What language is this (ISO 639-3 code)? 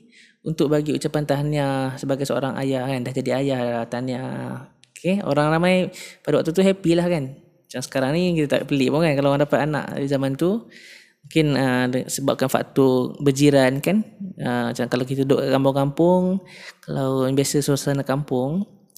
msa